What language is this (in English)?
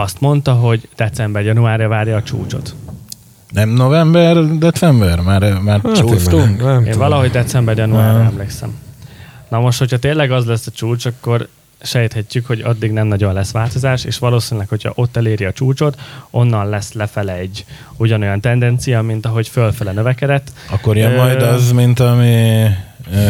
Hungarian